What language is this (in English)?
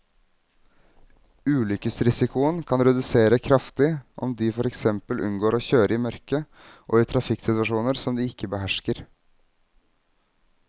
Norwegian